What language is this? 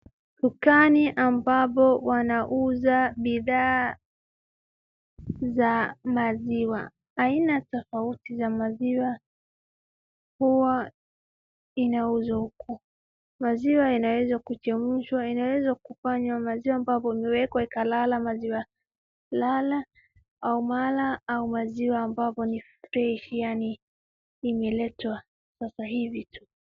Swahili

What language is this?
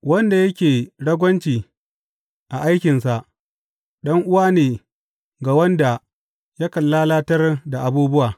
Hausa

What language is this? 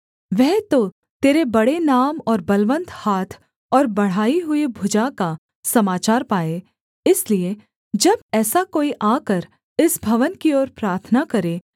Hindi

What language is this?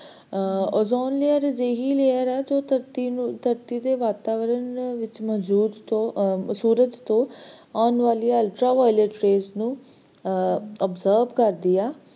Punjabi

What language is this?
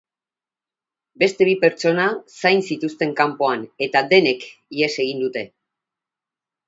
Basque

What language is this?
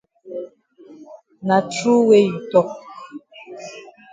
Cameroon Pidgin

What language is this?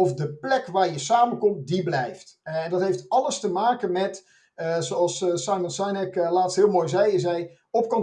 Dutch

